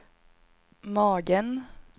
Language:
Swedish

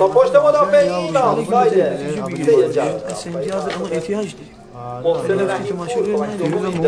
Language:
Persian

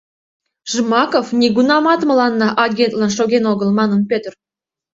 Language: Mari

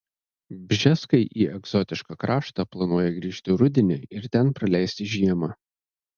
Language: Lithuanian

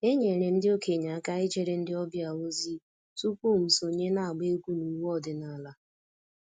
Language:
Igbo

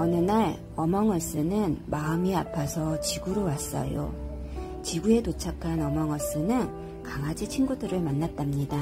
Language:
Korean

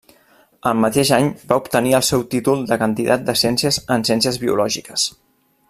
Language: Catalan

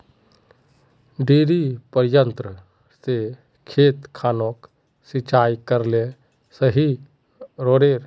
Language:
Magahi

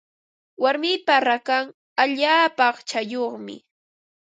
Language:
Ambo-Pasco Quechua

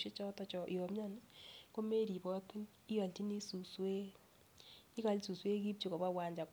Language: Kalenjin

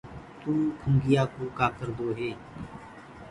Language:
Gurgula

